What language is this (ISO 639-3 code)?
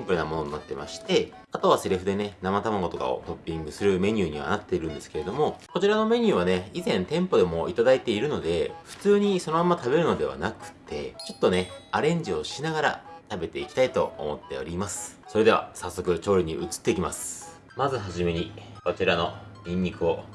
jpn